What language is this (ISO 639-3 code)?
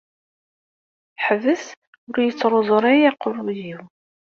kab